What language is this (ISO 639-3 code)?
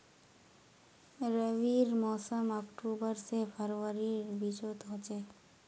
mag